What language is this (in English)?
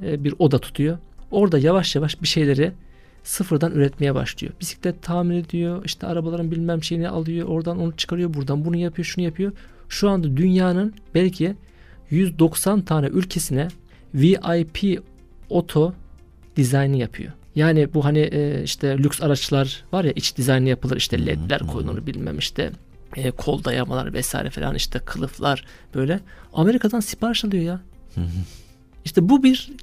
Turkish